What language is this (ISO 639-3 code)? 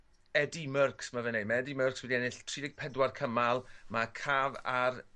cym